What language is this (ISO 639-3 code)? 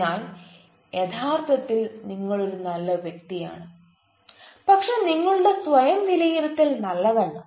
mal